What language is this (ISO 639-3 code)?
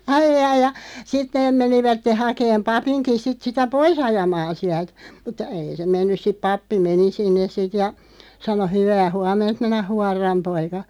fin